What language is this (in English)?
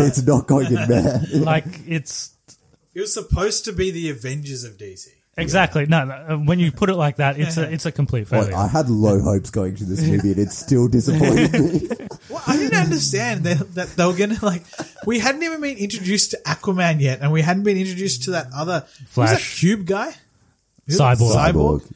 English